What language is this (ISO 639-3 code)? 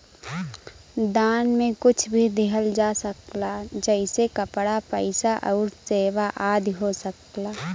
bho